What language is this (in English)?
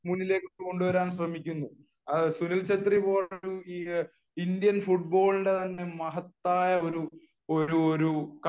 Malayalam